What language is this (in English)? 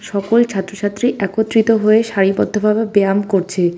Bangla